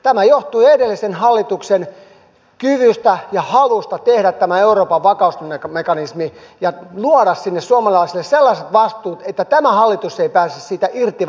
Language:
Finnish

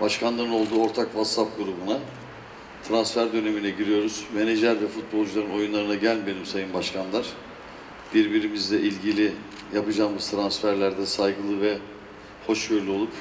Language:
Turkish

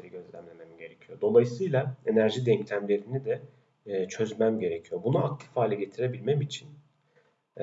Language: Turkish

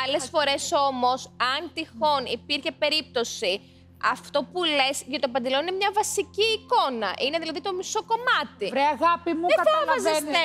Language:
Greek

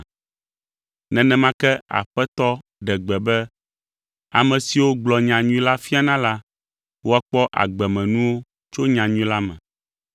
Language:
Ewe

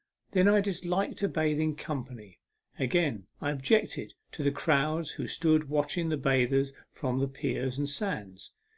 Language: English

